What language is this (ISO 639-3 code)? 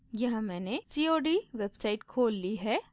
hin